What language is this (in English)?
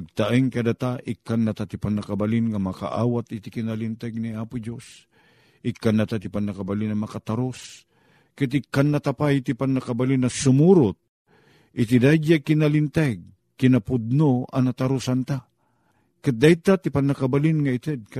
Filipino